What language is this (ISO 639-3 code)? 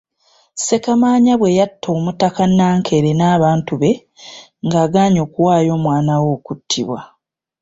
lug